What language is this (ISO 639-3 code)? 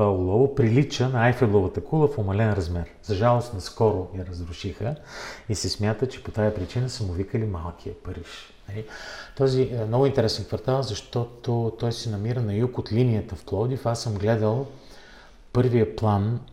bul